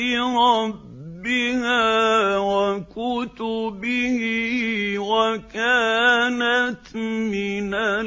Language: Arabic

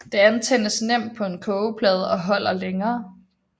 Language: Danish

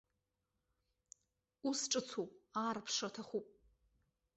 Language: Abkhazian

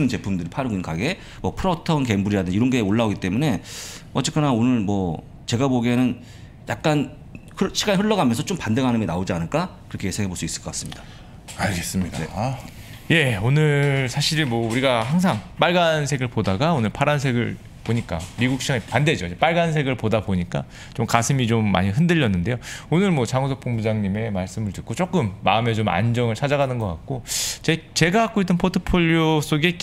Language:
Korean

